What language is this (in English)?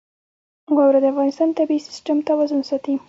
Pashto